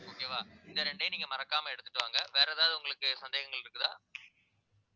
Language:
Tamil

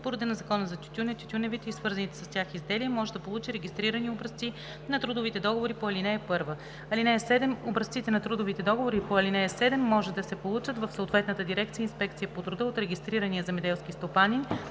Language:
Bulgarian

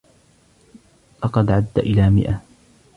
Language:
Arabic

